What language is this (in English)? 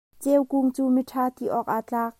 Hakha Chin